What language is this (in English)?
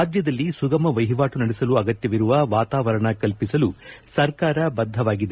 Kannada